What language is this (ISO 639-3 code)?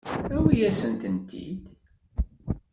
kab